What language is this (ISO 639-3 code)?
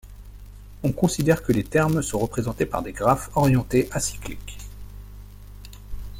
fra